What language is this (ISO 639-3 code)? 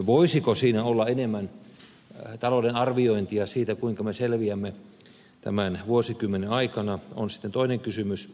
fin